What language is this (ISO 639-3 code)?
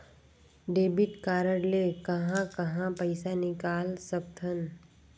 hne